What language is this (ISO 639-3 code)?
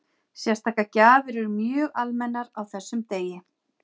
isl